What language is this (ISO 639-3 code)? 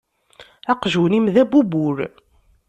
kab